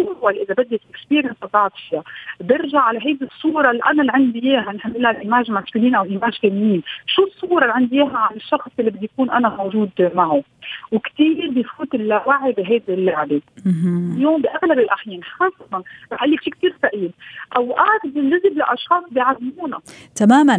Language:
Arabic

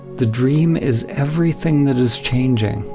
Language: English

